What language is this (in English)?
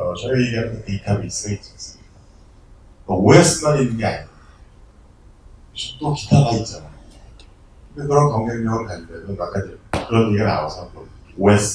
Korean